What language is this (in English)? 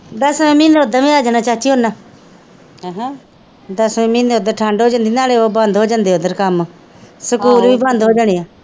Punjabi